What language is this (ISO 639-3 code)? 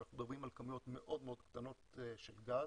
heb